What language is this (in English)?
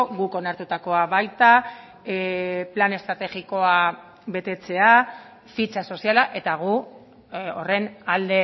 Basque